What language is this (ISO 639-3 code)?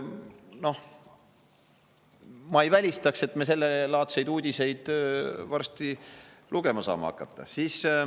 est